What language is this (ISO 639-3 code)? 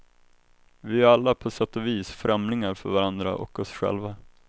swe